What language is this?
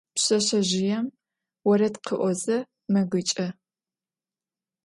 Adyghe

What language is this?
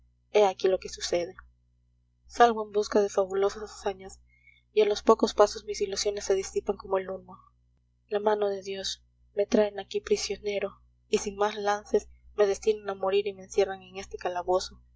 Spanish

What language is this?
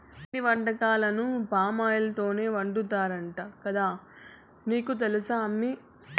Telugu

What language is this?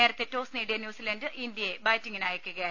Malayalam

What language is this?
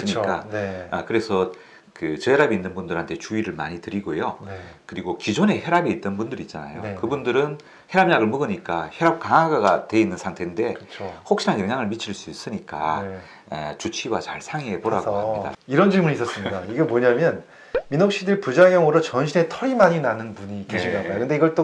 Korean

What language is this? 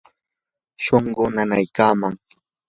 Yanahuanca Pasco Quechua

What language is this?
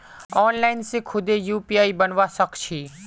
Magahi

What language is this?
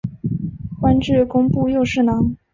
Chinese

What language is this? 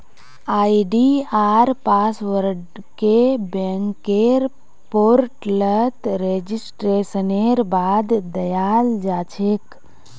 Magahi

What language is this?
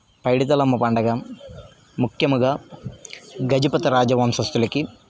Telugu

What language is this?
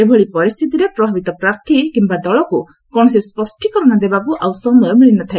Odia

